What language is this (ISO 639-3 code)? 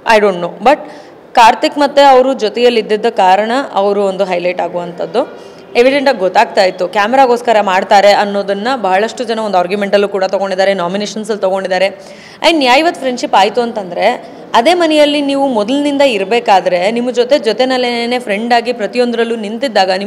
kan